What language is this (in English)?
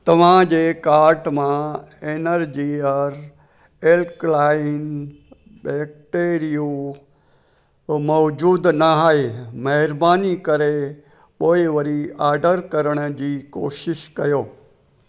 Sindhi